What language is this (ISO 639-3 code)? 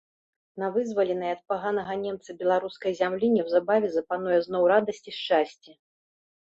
bel